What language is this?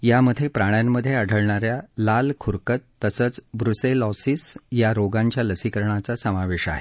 Marathi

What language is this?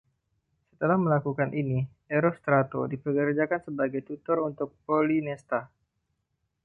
Indonesian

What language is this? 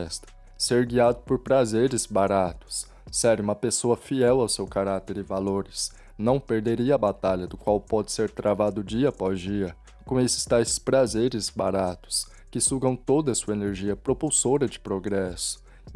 Portuguese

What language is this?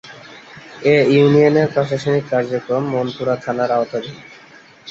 Bangla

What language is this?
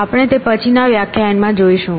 Gujarati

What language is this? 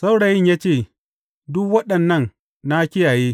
Hausa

